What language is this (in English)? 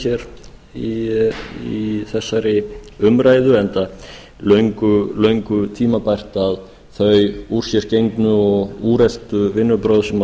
Icelandic